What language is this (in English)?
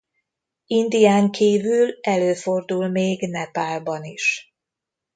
Hungarian